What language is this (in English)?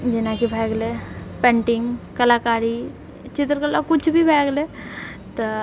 Maithili